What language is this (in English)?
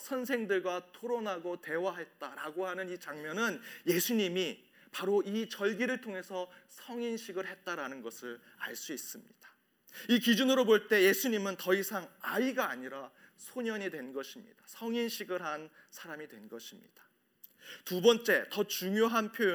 Korean